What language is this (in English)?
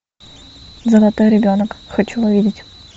Russian